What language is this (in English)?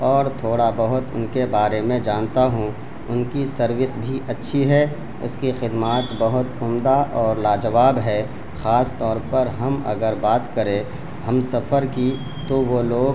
Urdu